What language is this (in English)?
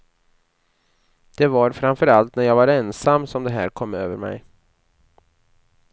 Swedish